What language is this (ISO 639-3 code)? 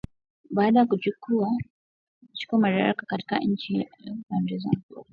swa